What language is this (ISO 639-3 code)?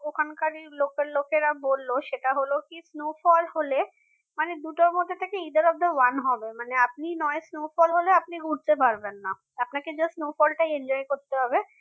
ben